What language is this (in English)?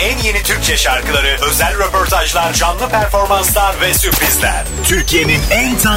Turkish